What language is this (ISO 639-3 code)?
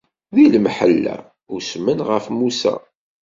kab